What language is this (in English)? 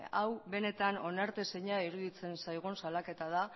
Basque